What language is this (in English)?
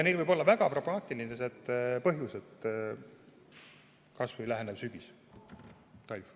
Estonian